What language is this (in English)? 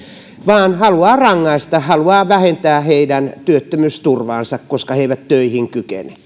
Finnish